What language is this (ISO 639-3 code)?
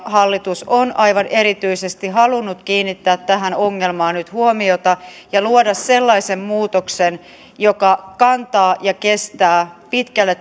fin